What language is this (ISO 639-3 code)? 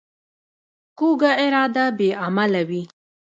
pus